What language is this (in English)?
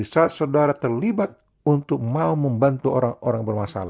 Indonesian